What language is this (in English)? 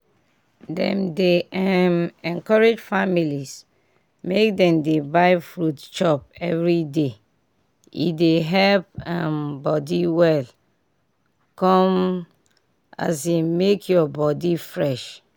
Nigerian Pidgin